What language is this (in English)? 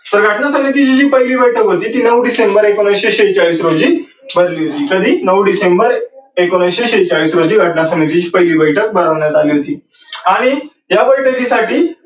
Marathi